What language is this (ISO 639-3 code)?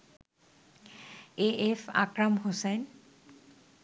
ben